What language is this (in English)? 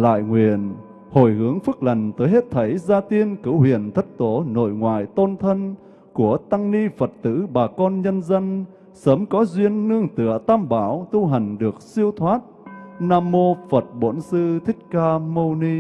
Vietnamese